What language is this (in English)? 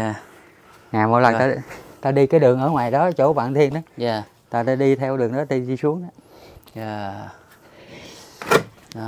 Vietnamese